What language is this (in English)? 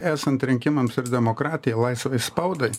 Lithuanian